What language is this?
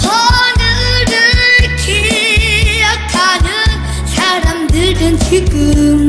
Vietnamese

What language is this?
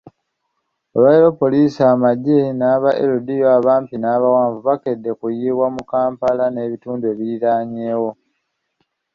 Ganda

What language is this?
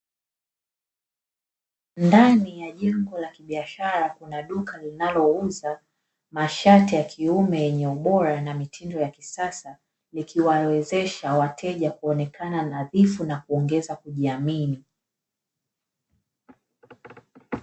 Swahili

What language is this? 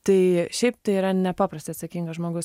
Lithuanian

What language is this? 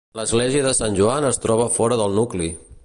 Catalan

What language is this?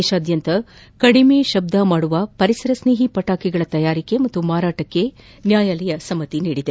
Kannada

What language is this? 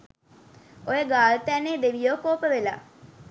Sinhala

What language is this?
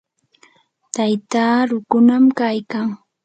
Yanahuanca Pasco Quechua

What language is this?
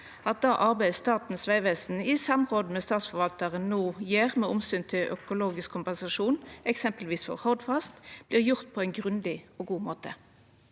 Norwegian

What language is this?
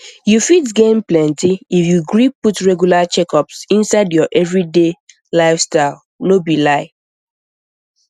Nigerian Pidgin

